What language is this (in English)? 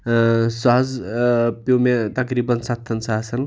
Kashmiri